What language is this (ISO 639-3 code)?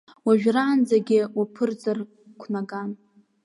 abk